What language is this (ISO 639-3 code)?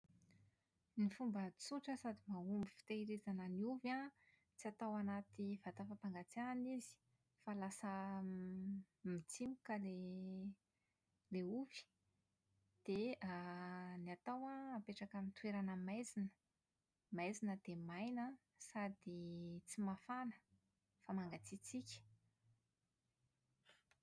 mlg